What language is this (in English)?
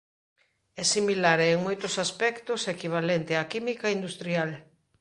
Galician